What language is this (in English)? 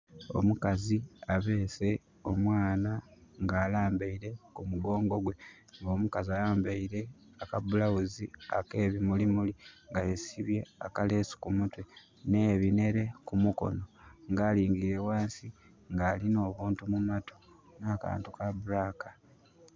Soga